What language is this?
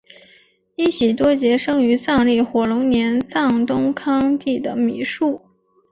Chinese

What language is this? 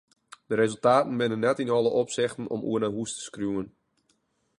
Western Frisian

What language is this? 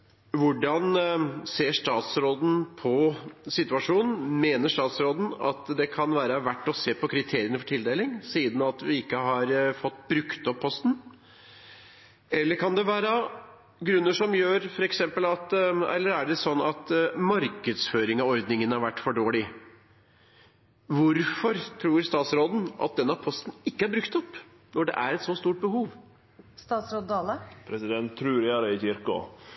Norwegian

